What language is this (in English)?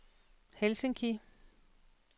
Danish